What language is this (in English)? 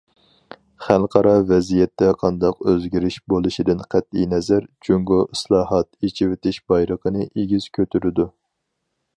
Uyghur